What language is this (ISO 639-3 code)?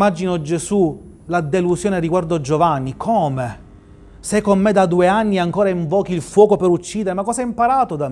ita